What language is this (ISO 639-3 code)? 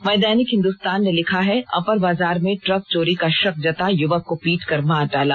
hin